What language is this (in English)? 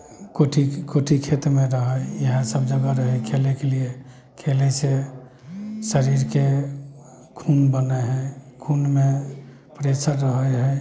Maithili